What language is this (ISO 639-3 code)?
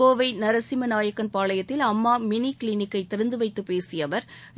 tam